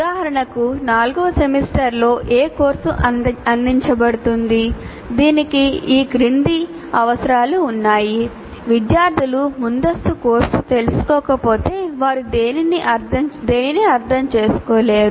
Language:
Telugu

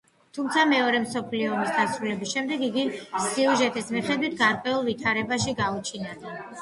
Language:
Georgian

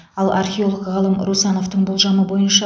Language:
Kazakh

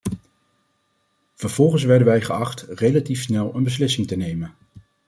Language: Dutch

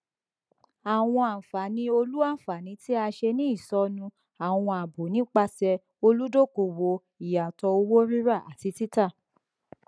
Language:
Yoruba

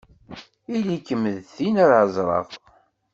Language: Kabyle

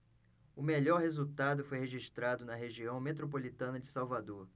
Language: Portuguese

